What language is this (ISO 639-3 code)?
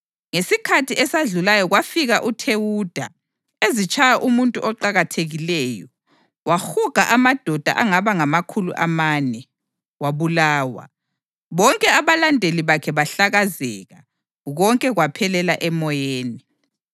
nde